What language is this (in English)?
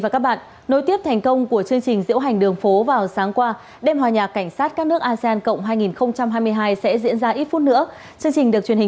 Vietnamese